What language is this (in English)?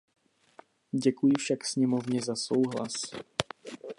Czech